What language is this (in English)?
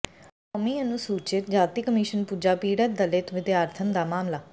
Punjabi